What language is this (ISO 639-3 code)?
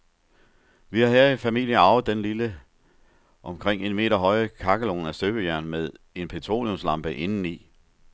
dan